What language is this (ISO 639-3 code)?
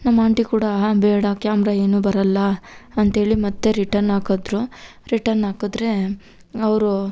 kan